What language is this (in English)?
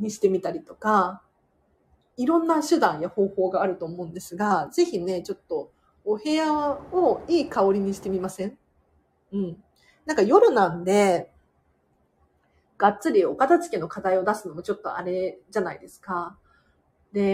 Japanese